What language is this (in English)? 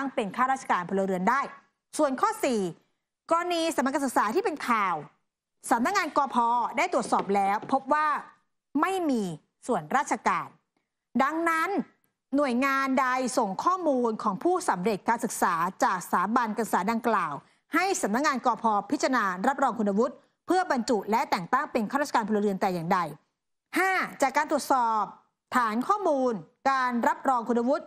Thai